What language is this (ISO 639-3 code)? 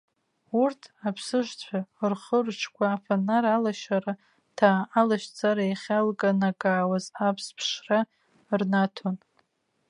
abk